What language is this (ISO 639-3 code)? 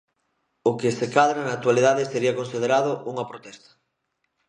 glg